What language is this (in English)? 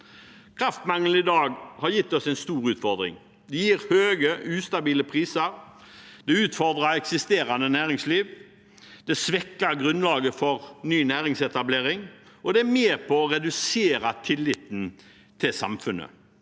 Norwegian